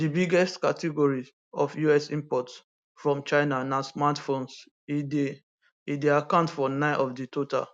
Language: Nigerian Pidgin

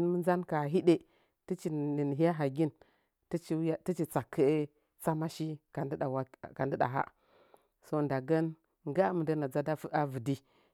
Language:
Nzanyi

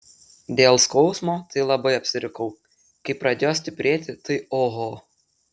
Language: Lithuanian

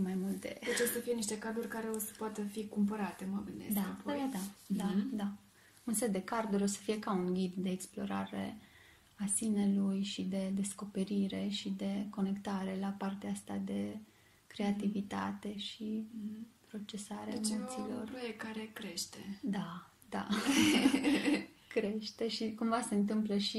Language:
Romanian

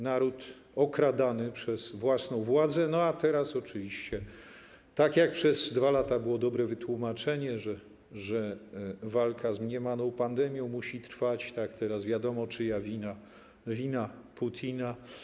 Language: Polish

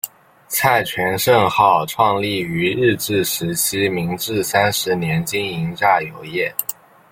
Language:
Chinese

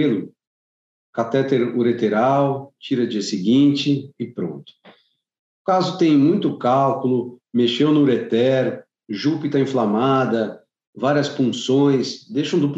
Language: Portuguese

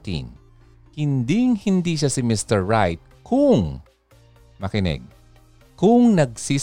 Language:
Filipino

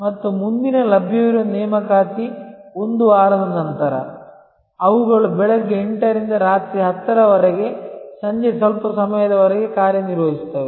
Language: Kannada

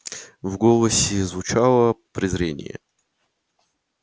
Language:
Russian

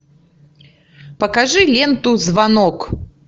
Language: Russian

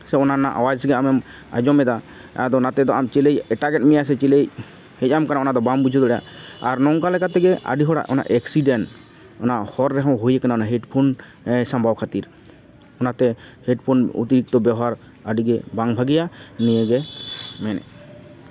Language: Santali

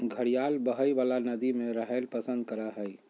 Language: Magahi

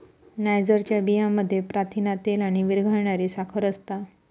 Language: Marathi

